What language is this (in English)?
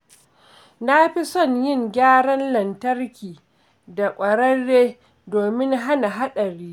Hausa